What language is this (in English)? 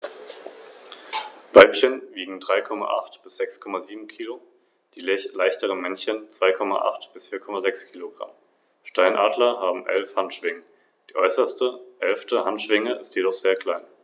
German